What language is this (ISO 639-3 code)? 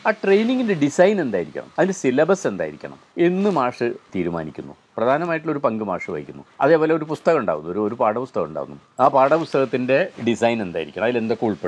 mal